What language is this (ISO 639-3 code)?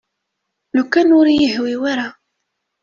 kab